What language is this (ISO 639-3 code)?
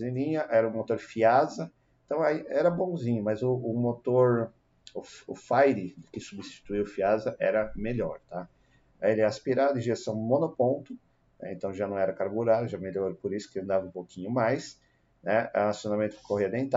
por